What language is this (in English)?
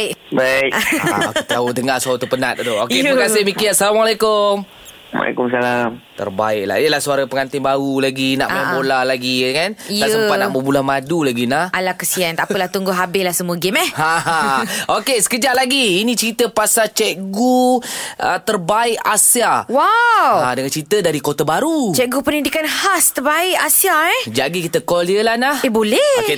Malay